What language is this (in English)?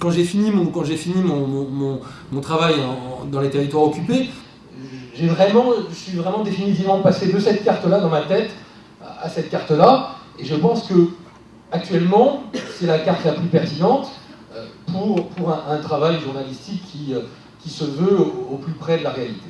French